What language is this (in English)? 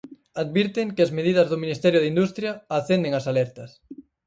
Galician